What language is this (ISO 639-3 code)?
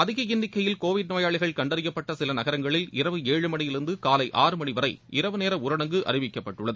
tam